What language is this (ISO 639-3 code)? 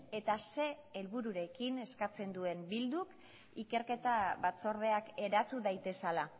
eus